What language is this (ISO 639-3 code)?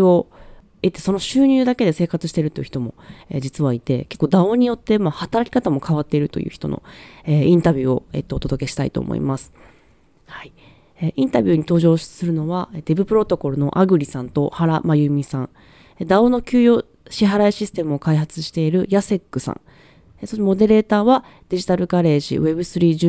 jpn